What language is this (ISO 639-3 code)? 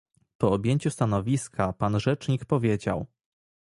pol